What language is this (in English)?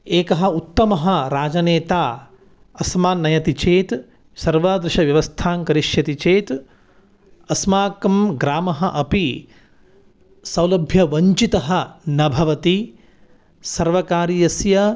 Sanskrit